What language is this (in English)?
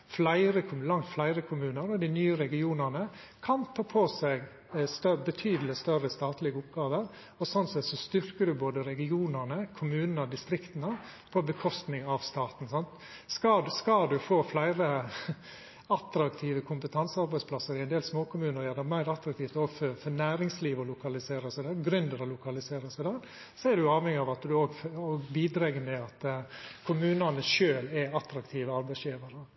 Norwegian Nynorsk